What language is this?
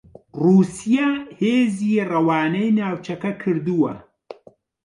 Central Kurdish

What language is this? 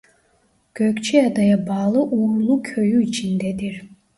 Turkish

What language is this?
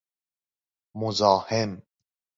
Persian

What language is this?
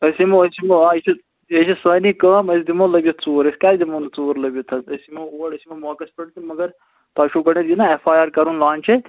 Kashmiri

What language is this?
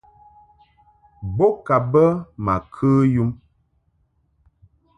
Mungaka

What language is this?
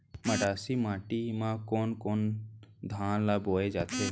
Chhattisgarhi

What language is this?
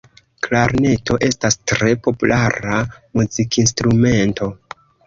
Esperanto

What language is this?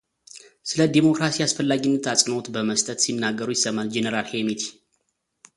Amharic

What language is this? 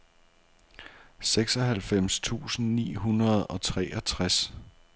Danish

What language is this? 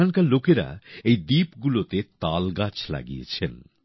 Bangla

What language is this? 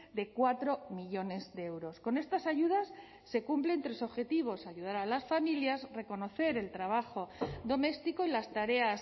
Spanish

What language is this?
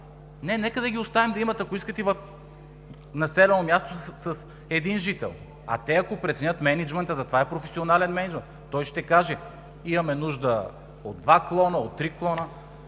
Bulgarian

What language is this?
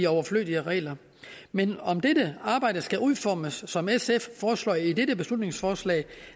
Danish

